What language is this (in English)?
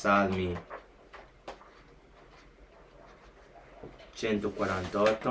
Italian